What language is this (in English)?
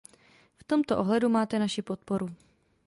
Czech